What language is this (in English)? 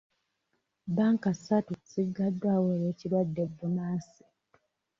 Ganda